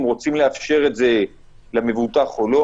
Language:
Hebrew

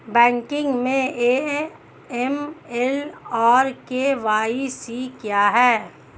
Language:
Hindi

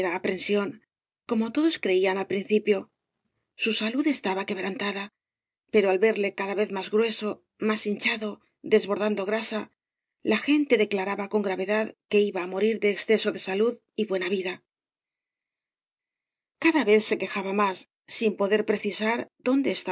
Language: Spanish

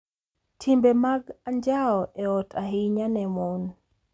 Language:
Luo (Kenya and Tanzania)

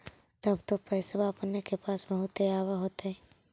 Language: Magahi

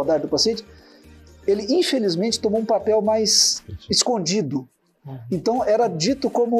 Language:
Portuguese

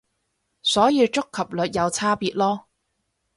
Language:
Cantonese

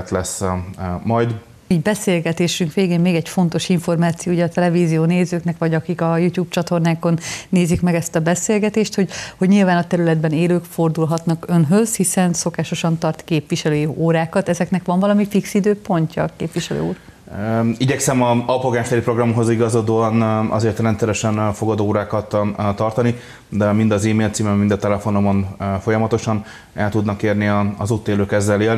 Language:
Hungarian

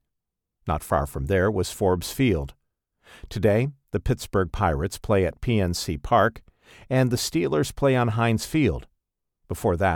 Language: English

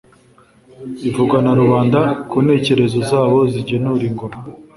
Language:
Kinyarwanda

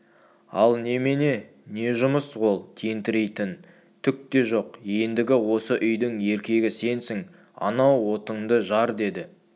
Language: Kazakh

